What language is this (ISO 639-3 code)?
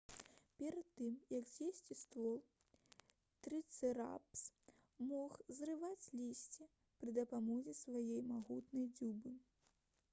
bel